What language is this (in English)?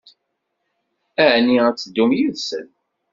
Kabyle